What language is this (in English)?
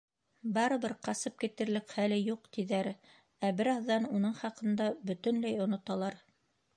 Bashkir